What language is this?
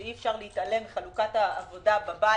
Hebrew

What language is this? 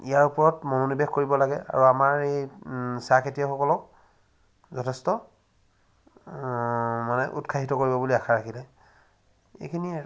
Assamese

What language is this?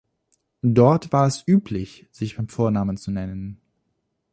German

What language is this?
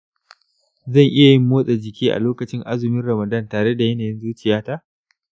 Hausa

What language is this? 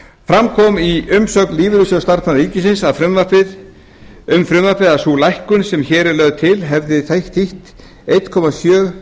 Icelandic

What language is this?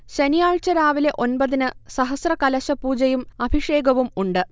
Malayalam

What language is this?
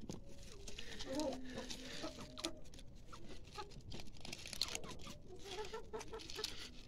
Arabic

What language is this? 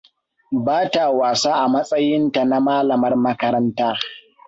Hausa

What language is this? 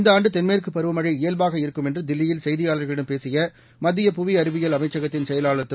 Tamil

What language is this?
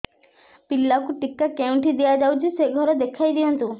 Odia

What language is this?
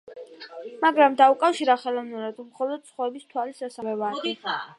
Georgian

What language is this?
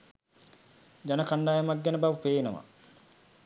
Sinhala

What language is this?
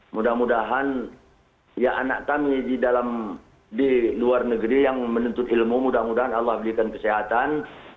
Indonesian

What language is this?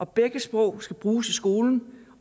Danish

